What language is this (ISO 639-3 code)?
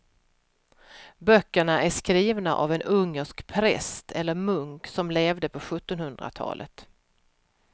swe